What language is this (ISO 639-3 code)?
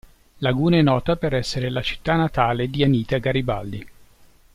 ita